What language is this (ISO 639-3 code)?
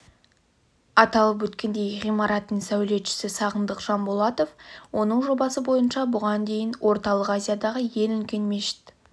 kaz